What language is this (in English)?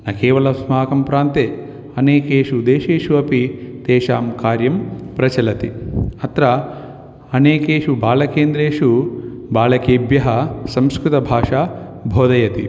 Sanskrit